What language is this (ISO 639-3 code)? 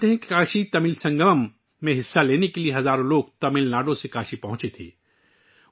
urd